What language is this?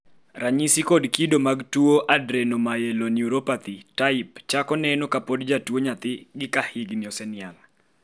Luo (Kenya and Tanzania)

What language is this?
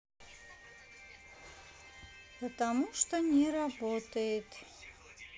Russian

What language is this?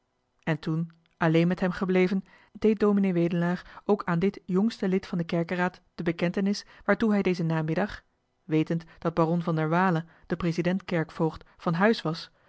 Dutch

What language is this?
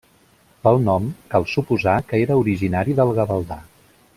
Catalan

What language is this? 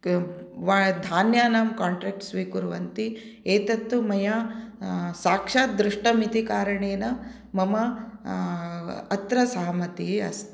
Sanskrit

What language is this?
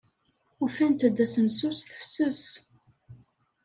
Kabyle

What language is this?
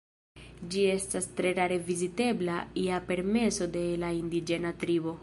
Esperanto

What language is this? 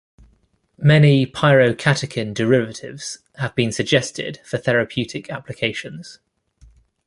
English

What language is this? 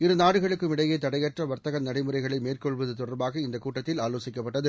Tamil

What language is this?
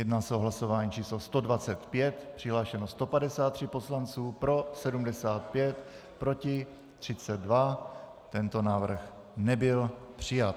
Czech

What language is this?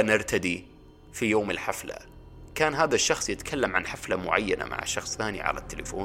Arabic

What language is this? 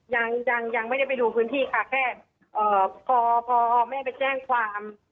Thai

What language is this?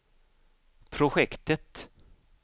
Swedish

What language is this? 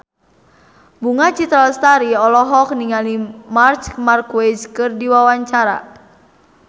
Sundanese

